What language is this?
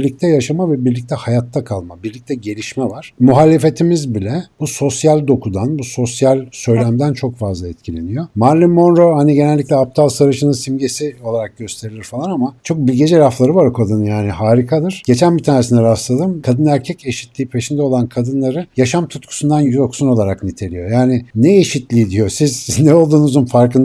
Turkish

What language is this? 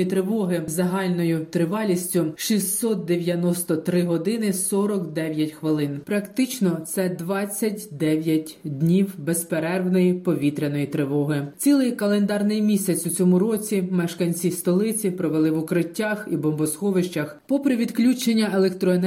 Ukrainian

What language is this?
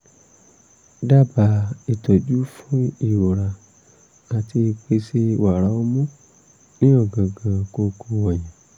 Yoruba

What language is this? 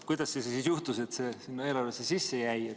Estonian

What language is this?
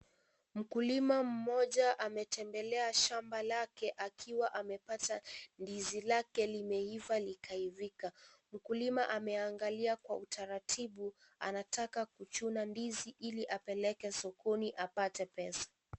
Swahili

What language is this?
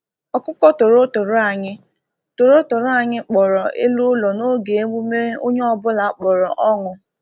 Igbo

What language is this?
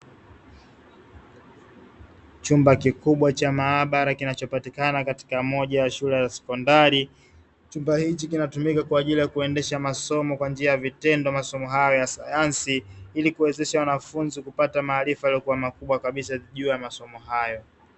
Swahili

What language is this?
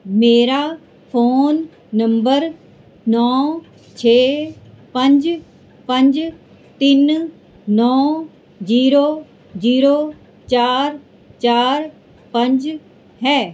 Punjabi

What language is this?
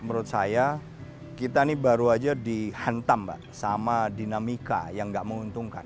Indonesian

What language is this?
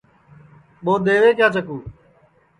Sansi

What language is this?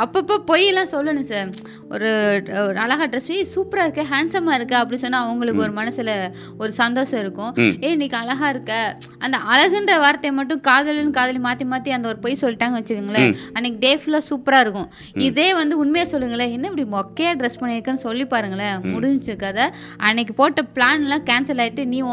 Tamil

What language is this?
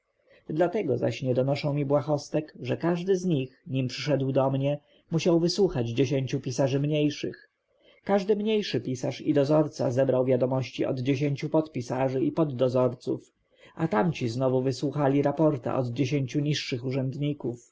Polish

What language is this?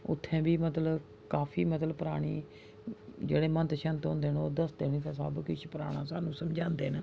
Dogri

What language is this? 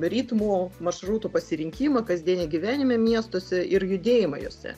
Lithuanian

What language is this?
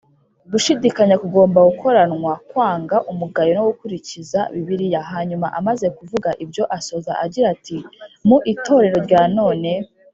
Kinyarwanda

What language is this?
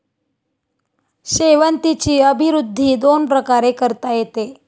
Marathi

